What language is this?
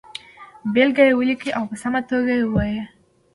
Pashto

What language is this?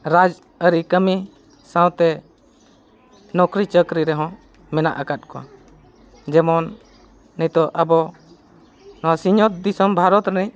Santali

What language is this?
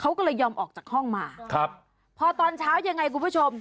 Thai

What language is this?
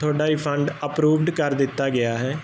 Punjabi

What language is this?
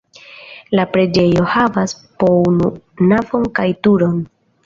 Esperanto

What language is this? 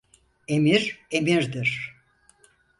Turkish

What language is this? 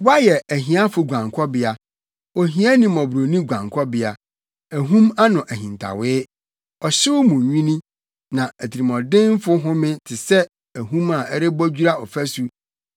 Akan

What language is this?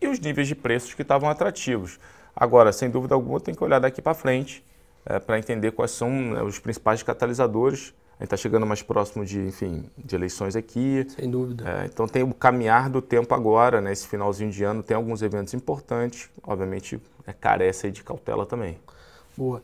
Portuguese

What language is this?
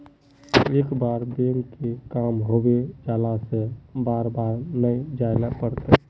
Magahi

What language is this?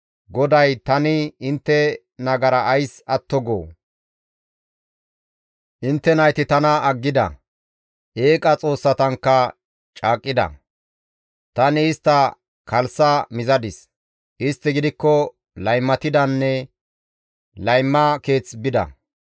Gamo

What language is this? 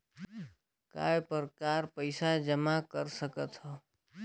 Chhattisgarhi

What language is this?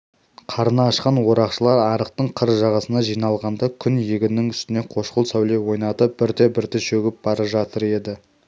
Kazakh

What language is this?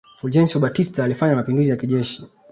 Swahili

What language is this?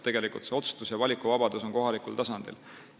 Estonian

